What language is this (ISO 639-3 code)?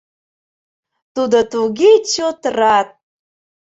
chm